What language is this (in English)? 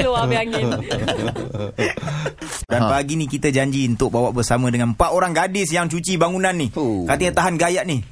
Malay